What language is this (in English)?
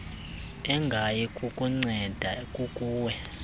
Xhosa